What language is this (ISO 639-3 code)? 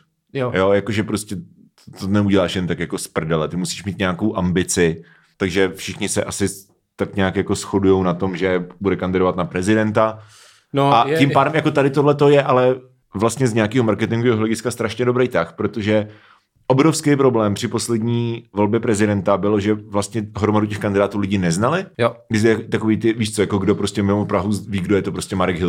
ces